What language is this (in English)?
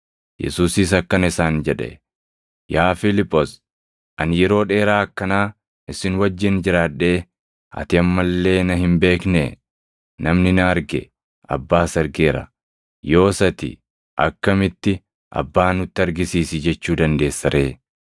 Oromo